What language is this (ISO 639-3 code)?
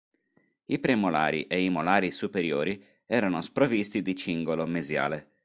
ita